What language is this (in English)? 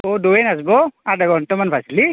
Assamese